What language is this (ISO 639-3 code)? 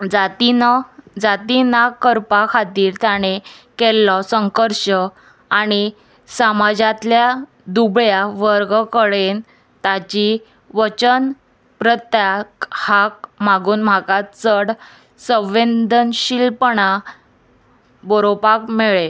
kok